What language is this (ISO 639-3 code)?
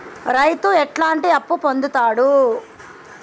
tel